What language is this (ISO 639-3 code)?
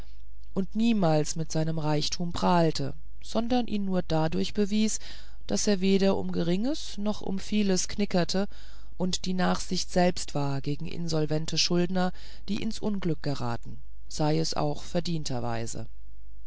deu